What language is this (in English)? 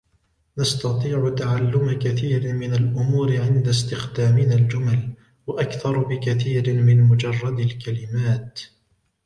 Arabic